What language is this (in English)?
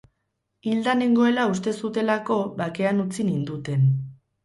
Basque